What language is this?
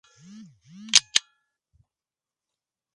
Spanish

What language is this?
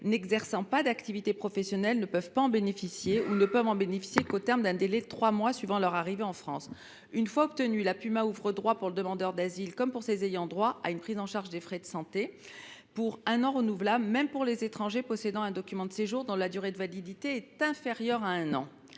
French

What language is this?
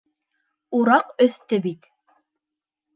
Bashkir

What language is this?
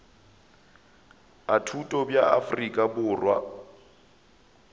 Northern Sotho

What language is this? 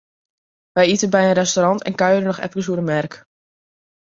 Western Frisian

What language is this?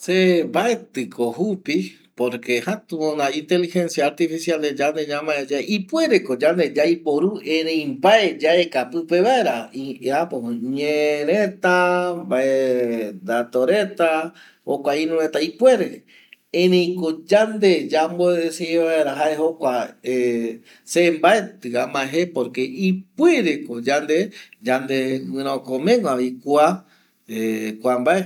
Eastern Bolivian Guaraní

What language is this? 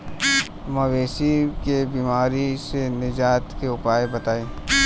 Bhojpuri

